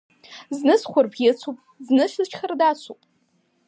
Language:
Abkhazian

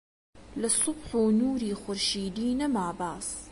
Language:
Central Kurdish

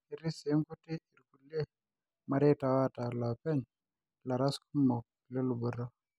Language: Masai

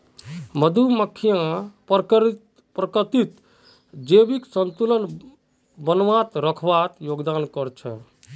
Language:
Magahi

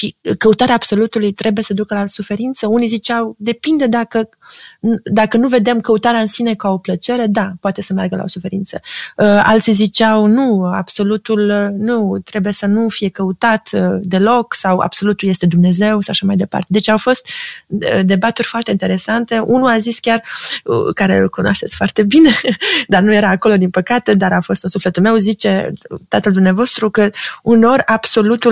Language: Romanian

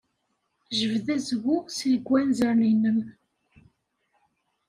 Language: Kabyle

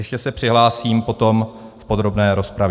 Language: Czech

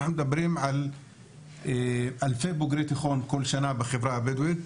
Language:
Hebrew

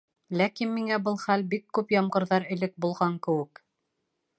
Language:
Bashkir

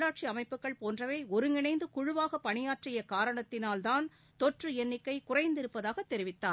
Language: Tamil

